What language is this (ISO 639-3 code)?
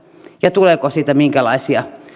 fin